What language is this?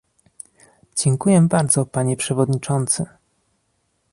Polish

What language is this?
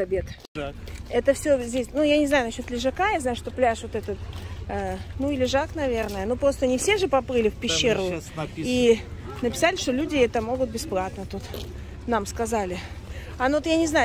Russian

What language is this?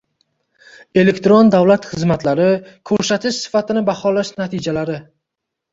Uzbek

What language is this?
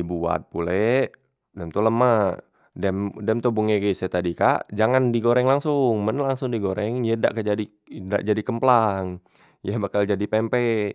Musi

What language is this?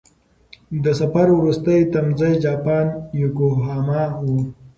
Pashto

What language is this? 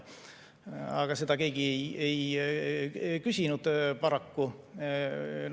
Estonian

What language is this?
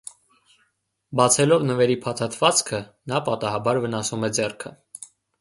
Armenian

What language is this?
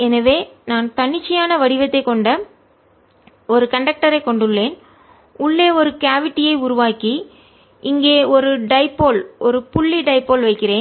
Tamil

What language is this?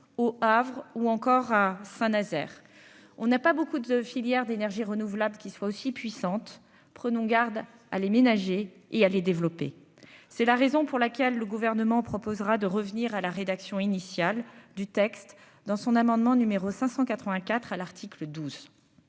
French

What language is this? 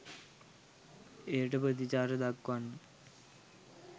Sinhala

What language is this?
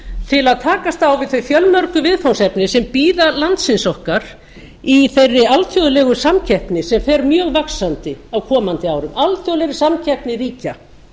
Icelandic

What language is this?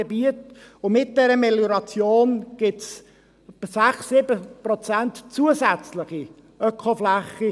Swiss German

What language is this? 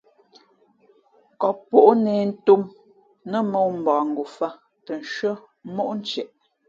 Fe'fe'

